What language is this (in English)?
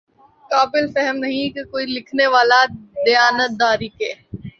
Urdu